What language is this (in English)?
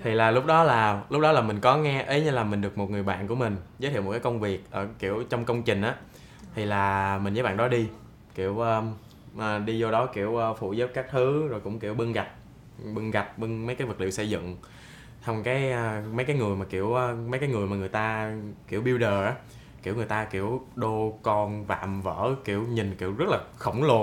Vietnamese